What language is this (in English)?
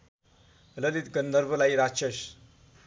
Nepali